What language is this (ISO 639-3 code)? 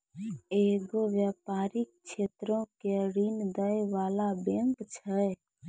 mai